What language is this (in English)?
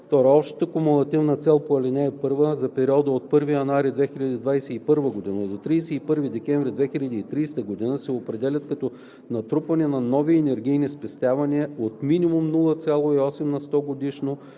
Bulgarian